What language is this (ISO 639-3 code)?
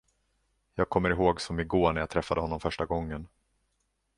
swe